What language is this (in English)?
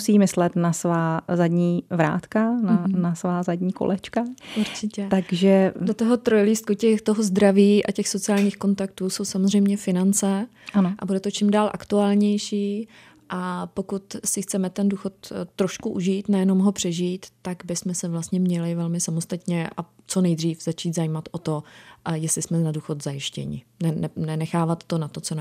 Czech